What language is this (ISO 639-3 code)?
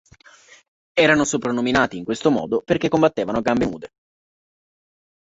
ita